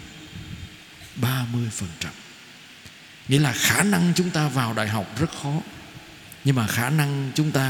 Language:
Vietnamese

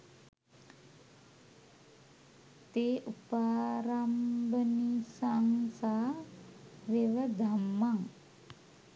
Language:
Sinhala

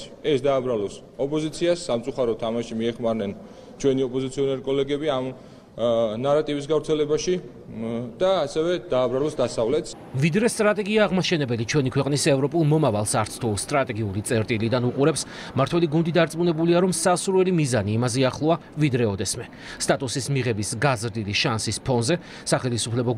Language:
Romanian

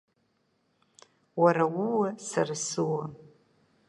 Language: Abkhazian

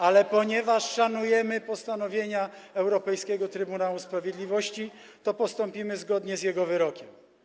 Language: Polish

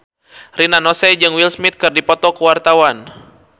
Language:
Sundanese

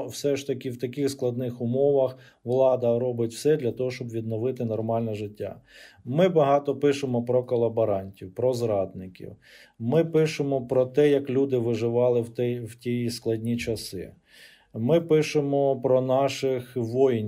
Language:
Ukrainian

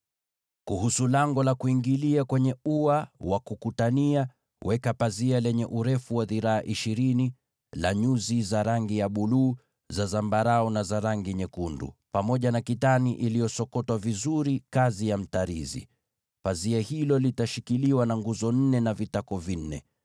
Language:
Swahili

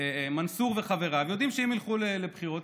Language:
Hebrew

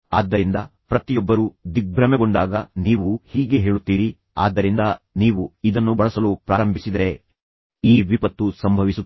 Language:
Kannada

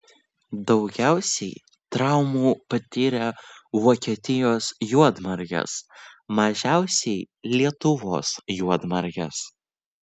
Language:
Lithuanian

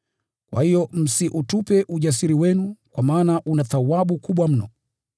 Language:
Swahili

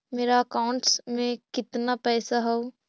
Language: Magahi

